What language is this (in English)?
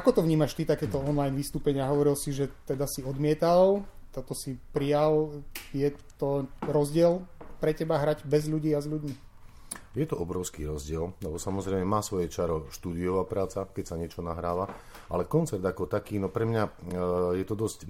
Slovak